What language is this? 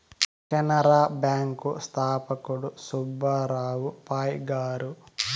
Telugu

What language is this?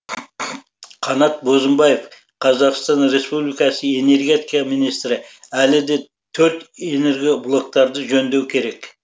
Kazakh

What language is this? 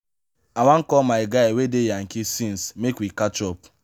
Nigerian Pidgin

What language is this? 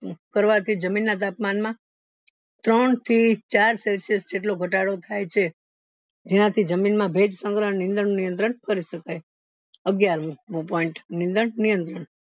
Gujarati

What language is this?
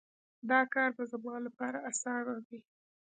Pashto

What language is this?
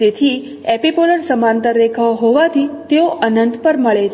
Gujarati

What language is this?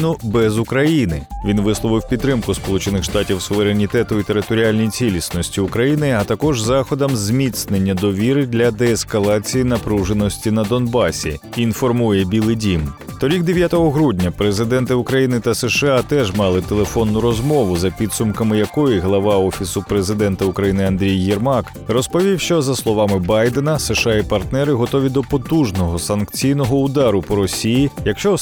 Ukrainian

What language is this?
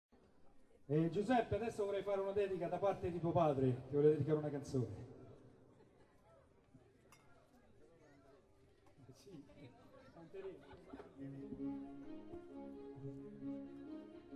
Italian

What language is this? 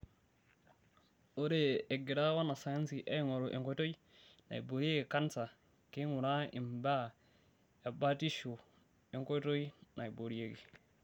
Masai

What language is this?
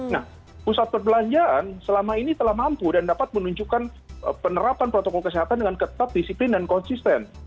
Indonesian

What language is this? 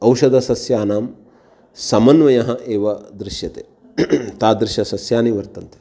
Sanskrit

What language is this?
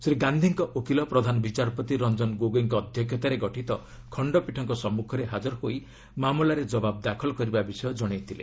Odia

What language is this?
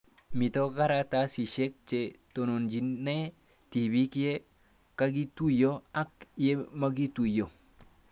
Kalenjin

